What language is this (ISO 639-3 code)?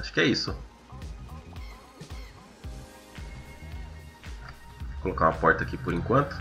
por